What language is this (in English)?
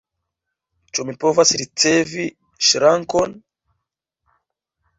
Esperanto